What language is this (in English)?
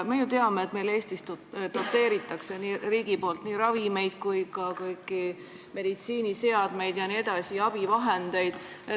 Estonian